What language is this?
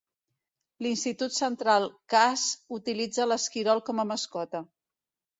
Catalan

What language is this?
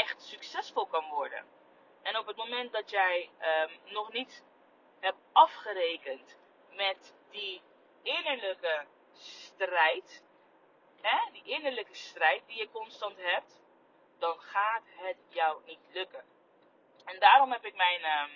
Dutch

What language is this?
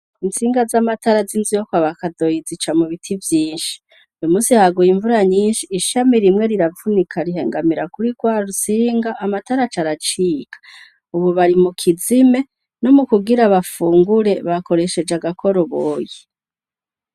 Rundi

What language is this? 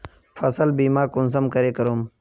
Magahi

